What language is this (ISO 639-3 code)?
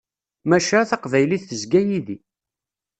kab